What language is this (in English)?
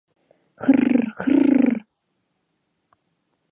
Mari